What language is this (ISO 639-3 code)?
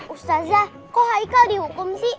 ind